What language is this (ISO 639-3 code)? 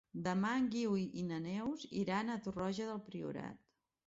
cat